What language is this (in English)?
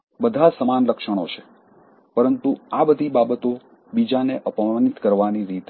Gujarati